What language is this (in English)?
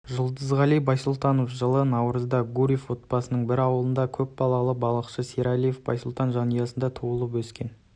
Kazakh